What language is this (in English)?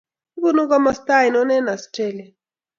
Kalenjin